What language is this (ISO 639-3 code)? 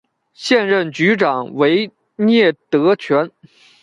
zho